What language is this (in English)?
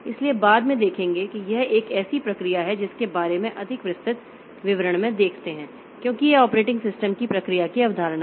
Hindi